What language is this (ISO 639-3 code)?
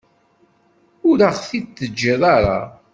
kab